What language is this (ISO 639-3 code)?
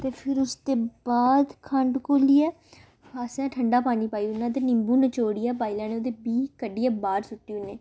doi